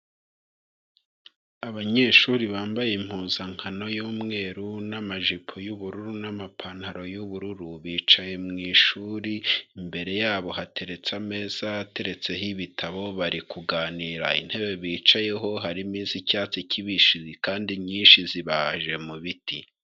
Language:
Kinyarwanda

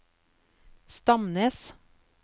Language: Norwegian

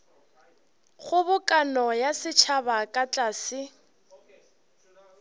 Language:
Northern Sotho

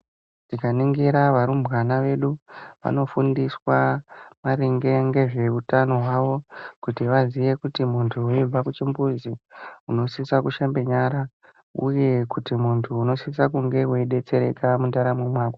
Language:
Ndau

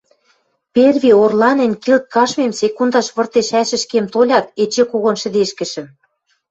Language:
Western Mari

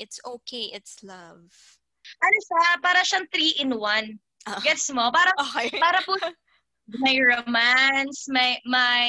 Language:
Filipino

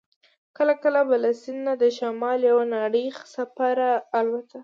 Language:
Pashto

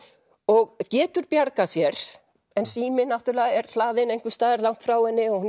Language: Icelandic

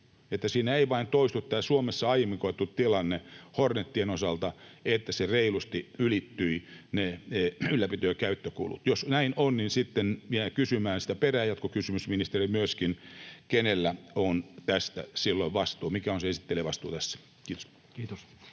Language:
Finnish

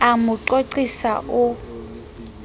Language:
Southern Sotho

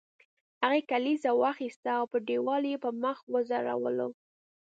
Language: Pashto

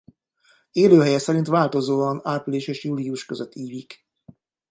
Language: Hungarian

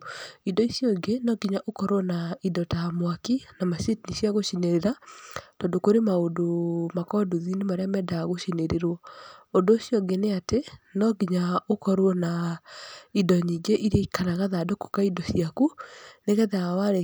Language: Kikuyu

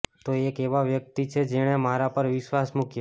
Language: Gujarati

